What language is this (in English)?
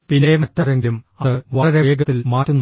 Malayalam